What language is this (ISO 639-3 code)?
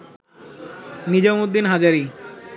ben